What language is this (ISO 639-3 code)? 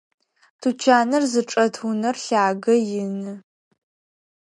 ady